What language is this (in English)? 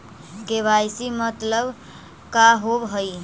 Magahi